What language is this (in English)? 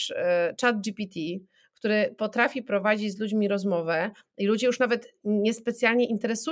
Polish